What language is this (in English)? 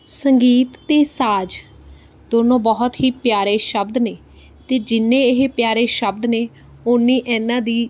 Punjabi